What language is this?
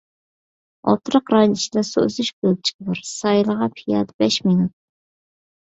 Uyghur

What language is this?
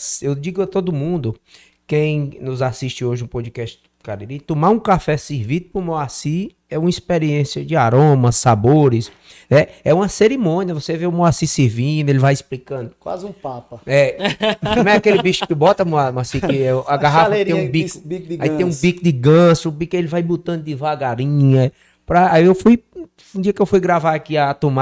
Portuguese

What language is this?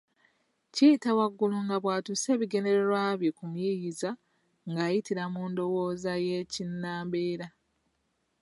Ganda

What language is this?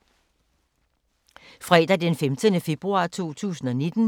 Danish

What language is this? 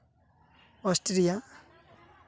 Santali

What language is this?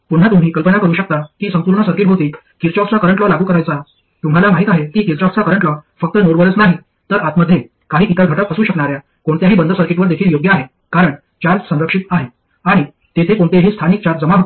Marathi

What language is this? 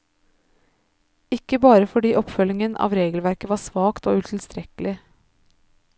Norwegian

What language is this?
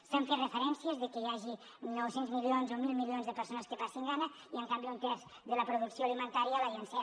Catalan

